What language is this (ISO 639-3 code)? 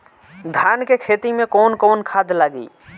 bho